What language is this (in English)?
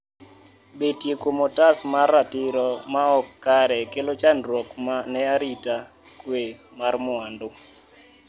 Luo (Kenya and Tanzania)